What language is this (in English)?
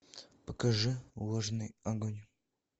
Russian